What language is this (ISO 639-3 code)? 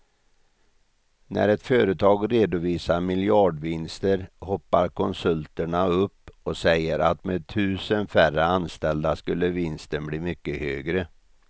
swe